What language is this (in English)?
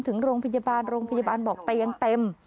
Thai